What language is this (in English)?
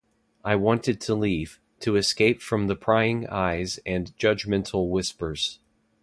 English